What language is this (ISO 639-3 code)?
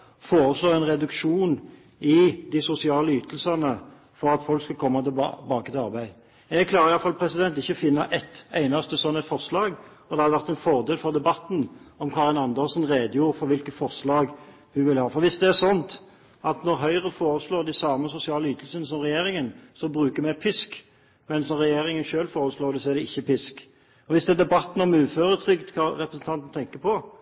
nob